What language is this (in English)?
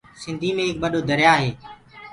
Gurgula